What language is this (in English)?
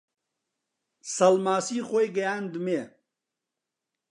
Central Kurdish